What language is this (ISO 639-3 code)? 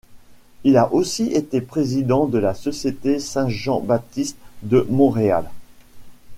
fra